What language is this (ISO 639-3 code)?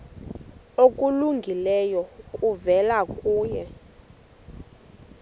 xho